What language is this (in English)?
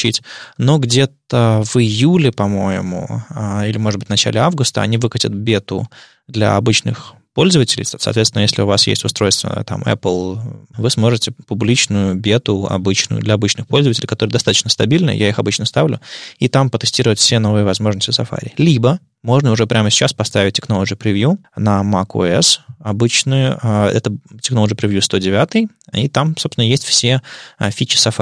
Russian